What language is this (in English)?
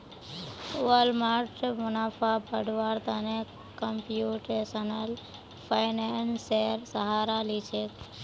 Magahi